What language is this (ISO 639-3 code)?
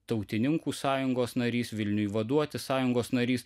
lit